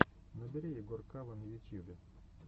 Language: Russian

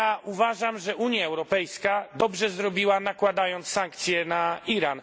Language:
Polish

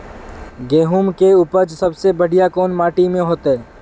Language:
Magahi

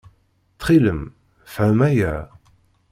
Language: Kabyle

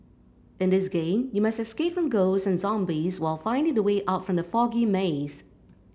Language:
English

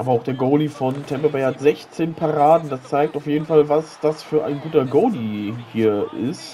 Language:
German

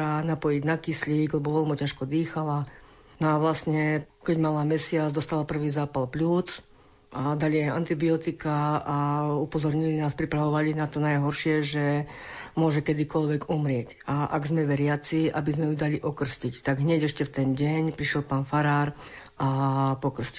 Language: Slovak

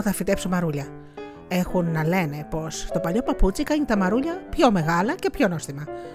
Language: Greek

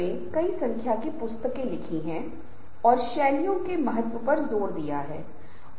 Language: Hindi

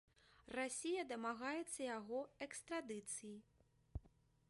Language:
Belarusian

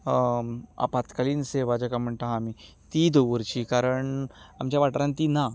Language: Konkani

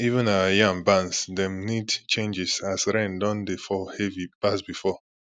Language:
Nigerian Pidgin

